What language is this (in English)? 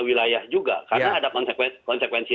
Indonesian